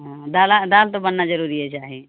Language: Maithili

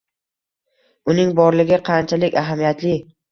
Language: Uzbek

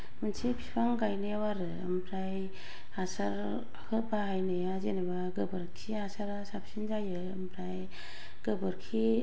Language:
Bodo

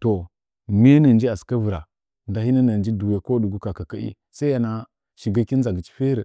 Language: Nzanyi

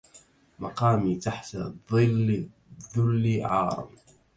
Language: Arabic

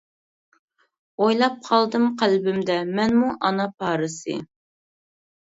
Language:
Uyghur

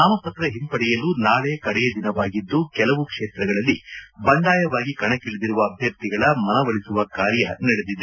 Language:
Kannada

